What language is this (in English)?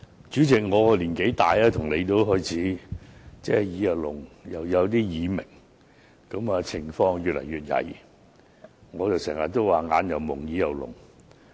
Cantonese